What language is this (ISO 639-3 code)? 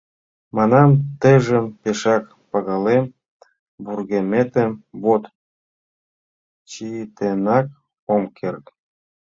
chm